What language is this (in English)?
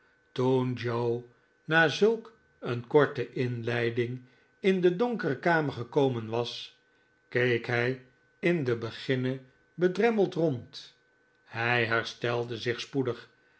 Dutch